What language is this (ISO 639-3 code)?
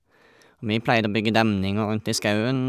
nor